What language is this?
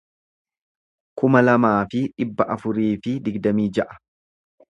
Oromo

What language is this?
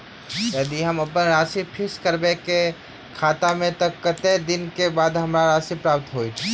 Maithili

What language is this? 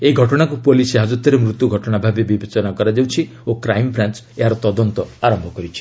Odia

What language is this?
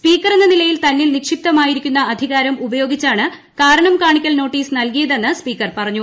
Malayalam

